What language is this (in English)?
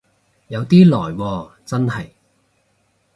Cantonese